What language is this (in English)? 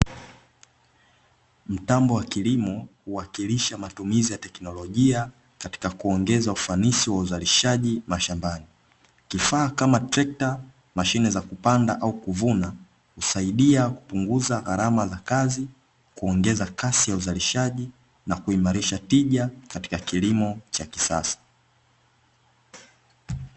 Swahili